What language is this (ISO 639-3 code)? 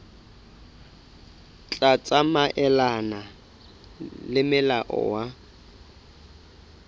sot